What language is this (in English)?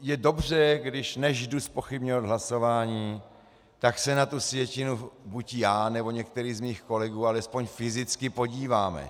Czech